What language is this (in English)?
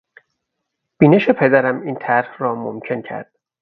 Persian